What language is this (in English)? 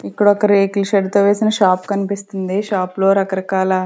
Telugu